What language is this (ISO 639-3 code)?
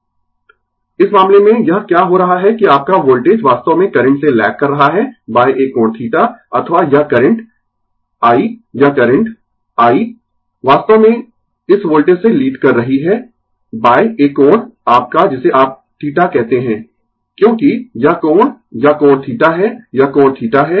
hin